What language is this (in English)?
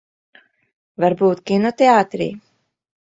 Latvian